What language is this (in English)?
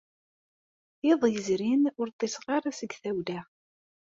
Kabyle